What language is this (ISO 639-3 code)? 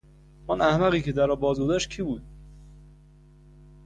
fas